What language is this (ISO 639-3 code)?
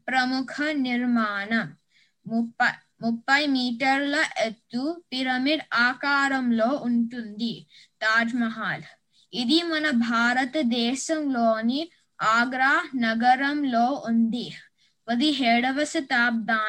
tel